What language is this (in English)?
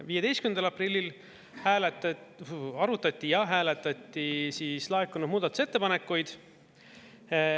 Estonian